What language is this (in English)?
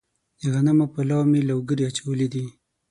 Pashto